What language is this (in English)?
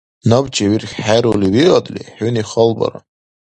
Dargwa